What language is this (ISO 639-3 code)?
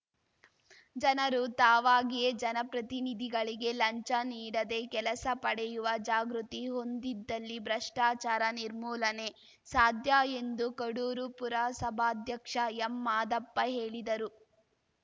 kan